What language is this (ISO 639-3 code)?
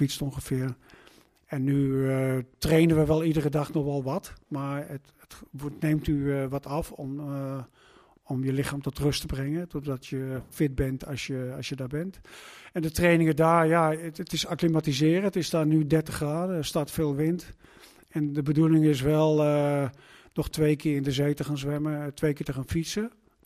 nld